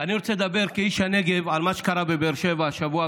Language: Hebrew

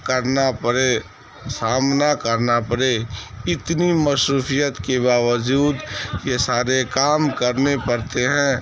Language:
Urdu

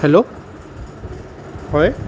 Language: Assamese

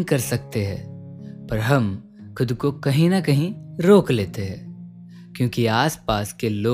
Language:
Hindi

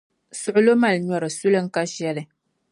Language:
Dagbani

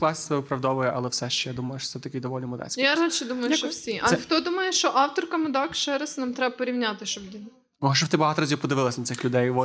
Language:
Ukrainian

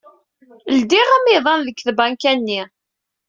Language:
Kabyle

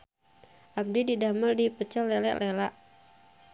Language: Sundanese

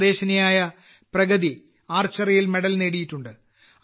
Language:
Malayalam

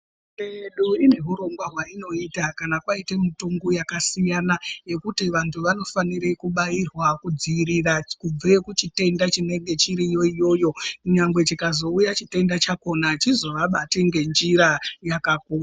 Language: Ndau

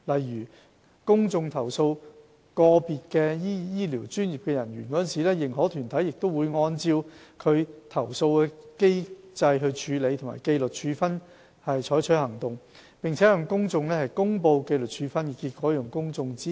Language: Cantonese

